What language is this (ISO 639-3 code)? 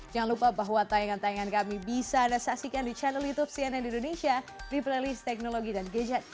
ind